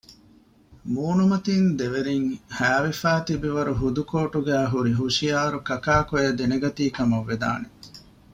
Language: Divehi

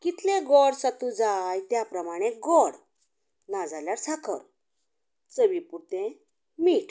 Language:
Konkani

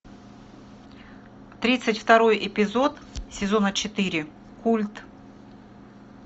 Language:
Russian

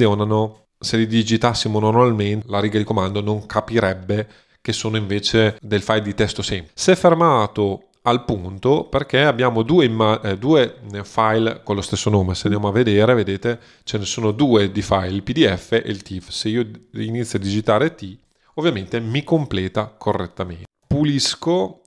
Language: Italian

